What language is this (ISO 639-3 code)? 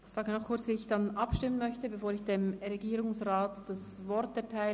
gsw